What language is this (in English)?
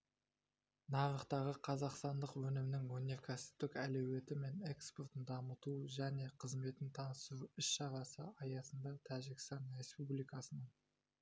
Kazakh